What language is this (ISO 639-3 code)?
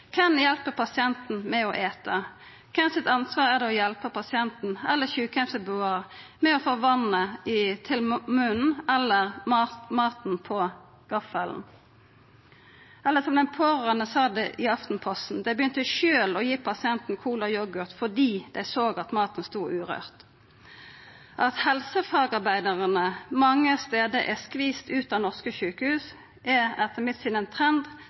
nno